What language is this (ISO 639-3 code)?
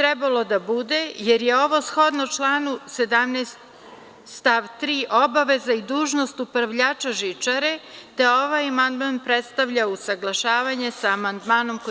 srp